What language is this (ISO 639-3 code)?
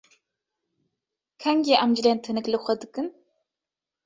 kur